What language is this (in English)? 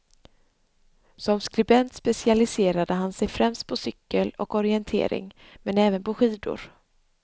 Swedish